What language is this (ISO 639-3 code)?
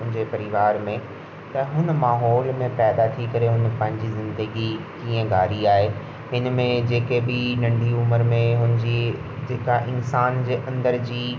snd